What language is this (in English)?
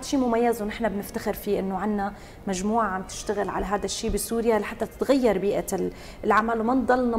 Arabic